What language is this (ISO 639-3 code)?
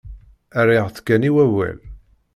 kab